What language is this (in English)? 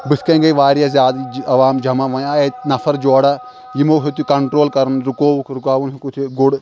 Kashmiri